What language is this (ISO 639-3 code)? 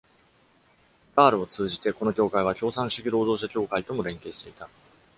jpn